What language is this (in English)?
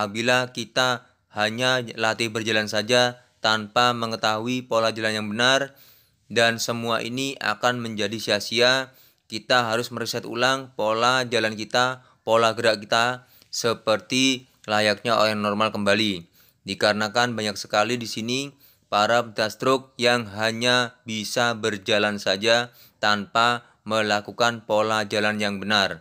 Indonesian